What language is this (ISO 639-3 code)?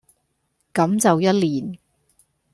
yue